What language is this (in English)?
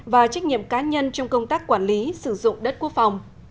Vietnamese